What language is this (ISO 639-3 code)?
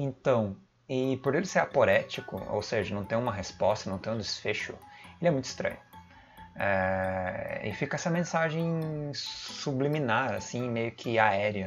por